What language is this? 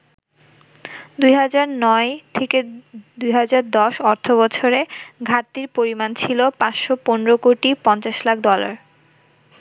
Bangla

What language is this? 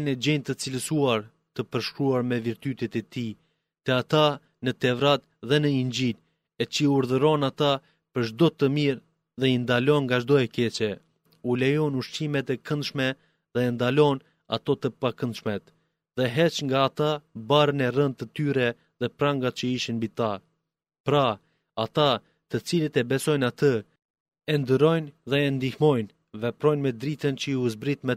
Greek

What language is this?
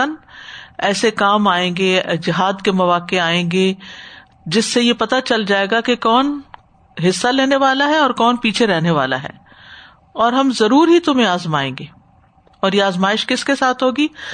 Urdu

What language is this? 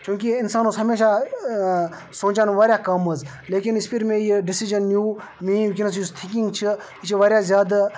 Kashmiri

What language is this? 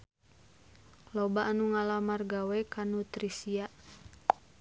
Sundanese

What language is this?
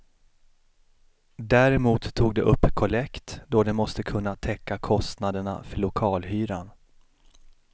Swedish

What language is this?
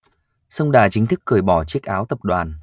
Vietnamese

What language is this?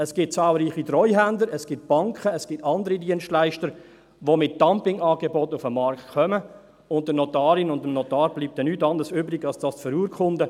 Swiss German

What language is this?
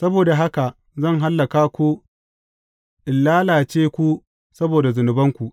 Hausa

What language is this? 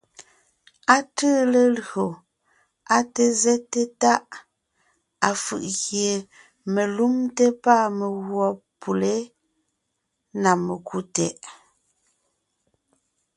Ngiemboon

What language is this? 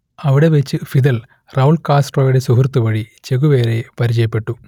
Malayalam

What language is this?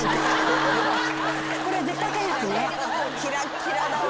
Japanese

